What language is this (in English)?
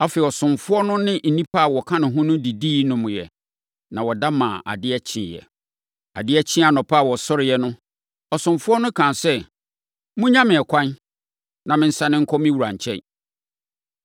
Akan